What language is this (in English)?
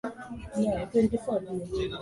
Swahili